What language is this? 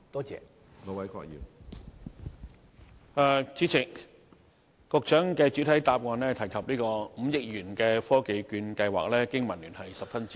Cantonese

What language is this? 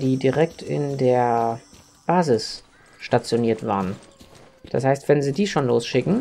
German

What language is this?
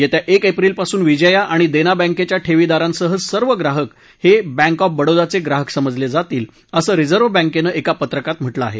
Marathi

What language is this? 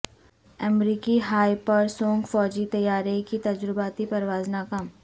Urdu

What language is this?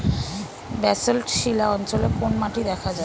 Bangla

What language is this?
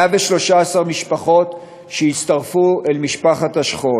Hebrew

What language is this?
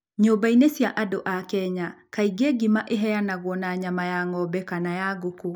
Kikuyu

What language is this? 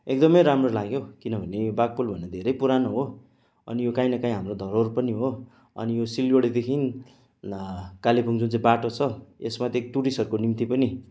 Nepali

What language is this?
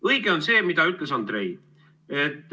Estonian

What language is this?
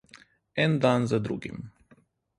Slovenian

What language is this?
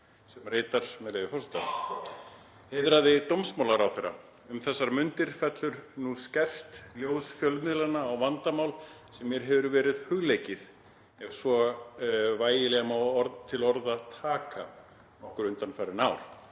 Icelandic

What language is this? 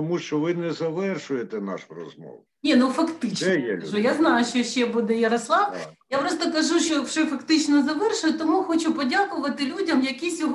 Ukrainian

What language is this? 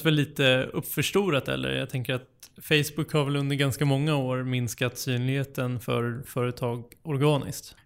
Swedish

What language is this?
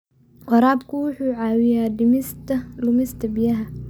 Somali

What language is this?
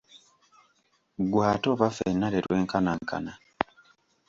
Ganda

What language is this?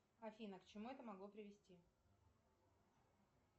Russian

